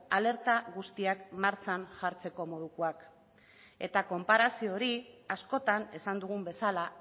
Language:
Basque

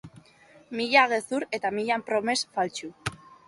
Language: Basque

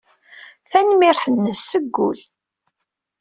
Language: Kabyle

